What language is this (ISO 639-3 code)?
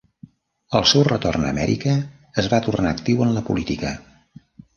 cat